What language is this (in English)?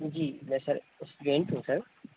Urdu